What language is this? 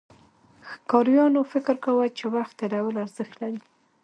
Pashto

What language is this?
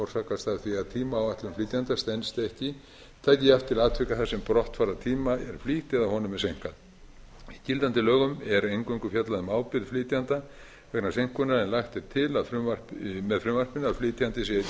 Icelandic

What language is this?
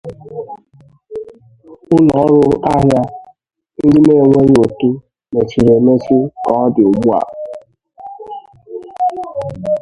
Igbo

